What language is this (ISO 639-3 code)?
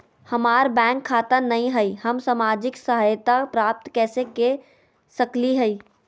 mag